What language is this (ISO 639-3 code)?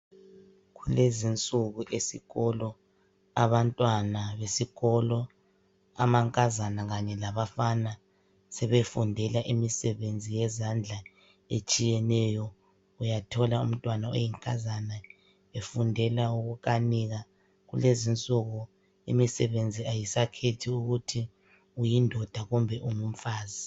nde